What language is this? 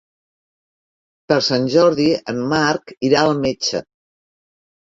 Catalan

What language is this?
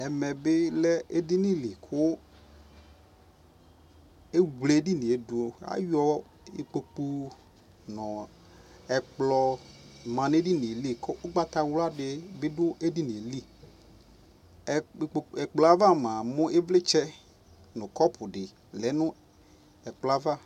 Ikposo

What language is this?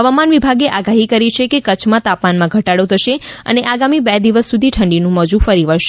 Gujarati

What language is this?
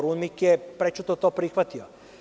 Serbian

